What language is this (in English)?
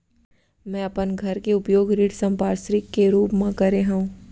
Chhattisgarhi